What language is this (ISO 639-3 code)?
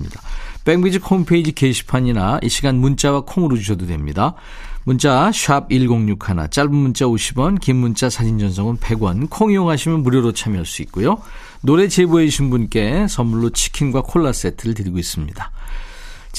kor